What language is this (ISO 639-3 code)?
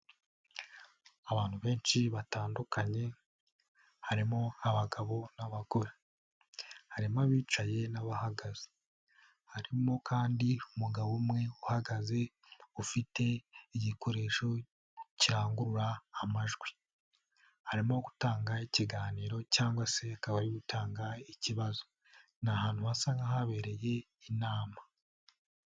kin